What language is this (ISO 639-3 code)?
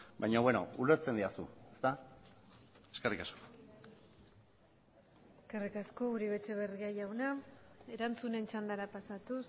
eus